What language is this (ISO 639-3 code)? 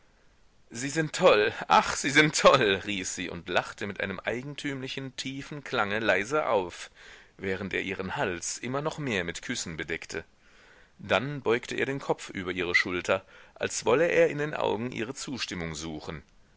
deu